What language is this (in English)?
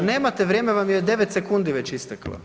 Croatian